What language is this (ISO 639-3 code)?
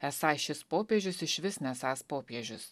lit